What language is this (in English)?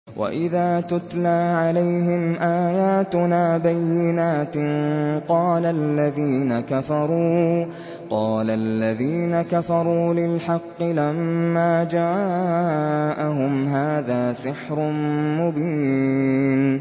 Arabic